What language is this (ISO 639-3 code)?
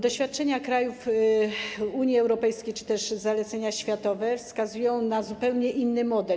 pol